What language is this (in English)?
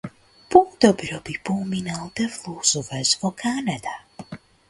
Macedonian